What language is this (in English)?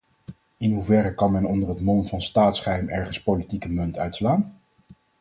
Dutch